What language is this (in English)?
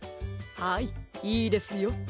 Japanese